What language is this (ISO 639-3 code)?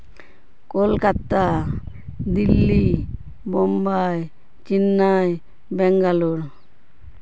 sat